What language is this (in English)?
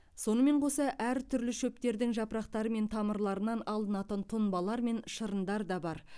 Kazakh